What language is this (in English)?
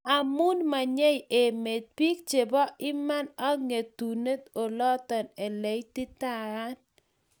Kalenjin